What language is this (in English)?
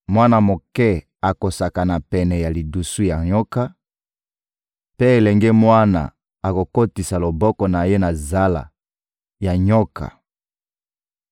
Lingala